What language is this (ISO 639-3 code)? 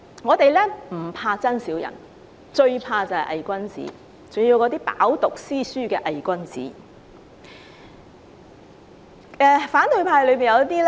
yue